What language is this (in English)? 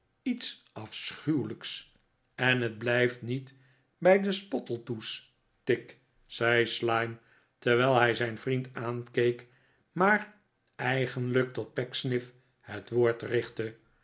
Dutch